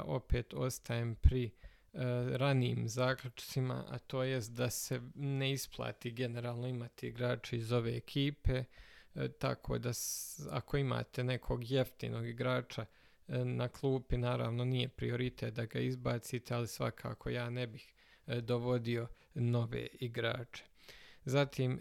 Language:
Croatian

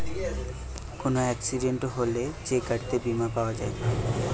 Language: Bangla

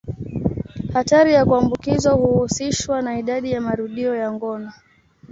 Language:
Swahili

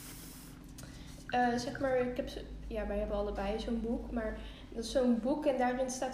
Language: Dutch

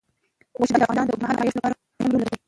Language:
Pashto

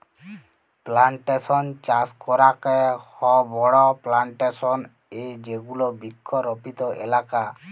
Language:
Bangla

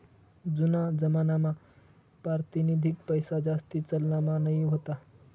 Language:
Marathi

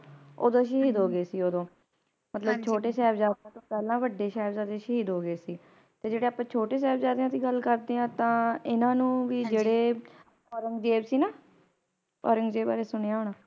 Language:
Punjabi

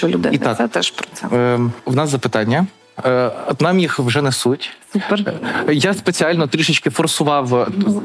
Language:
Ukrainian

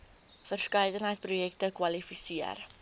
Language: Afrikaans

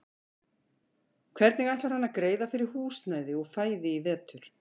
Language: Icelandic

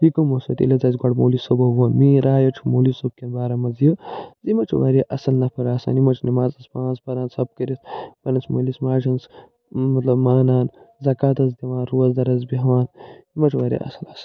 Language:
Kashmiri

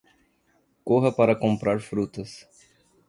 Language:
Portuguese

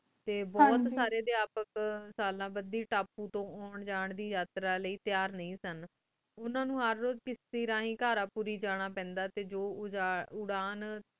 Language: Punjabi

